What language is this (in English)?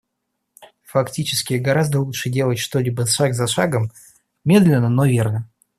Russian